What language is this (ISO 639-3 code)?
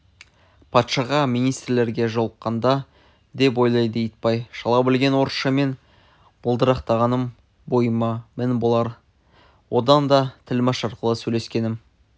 kaz